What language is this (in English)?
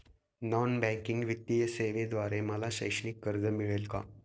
Marathi